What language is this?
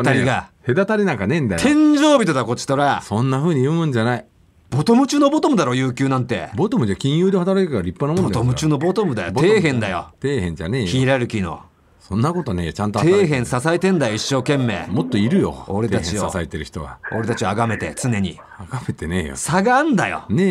Japanese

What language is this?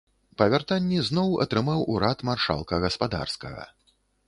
Belarusian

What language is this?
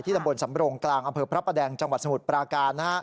Thai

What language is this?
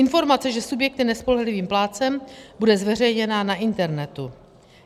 Czech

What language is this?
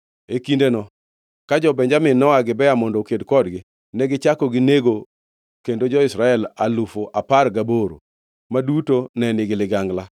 Luo (Kenya and Tanzania)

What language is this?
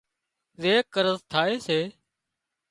Wadiyara Koli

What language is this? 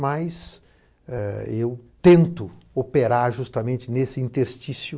Portuguese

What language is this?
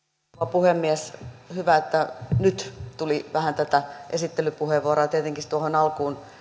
Finnish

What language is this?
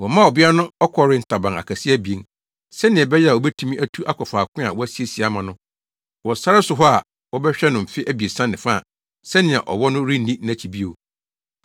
Akan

